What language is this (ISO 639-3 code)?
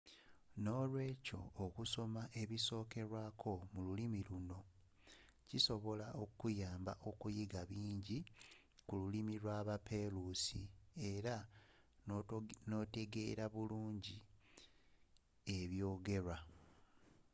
lug